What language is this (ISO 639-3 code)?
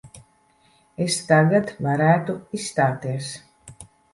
lav